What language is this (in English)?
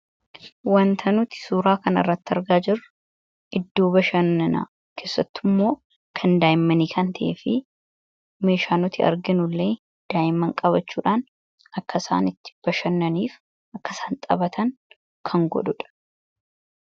Oromo